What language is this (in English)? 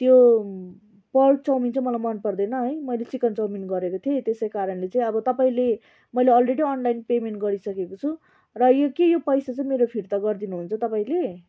Nepali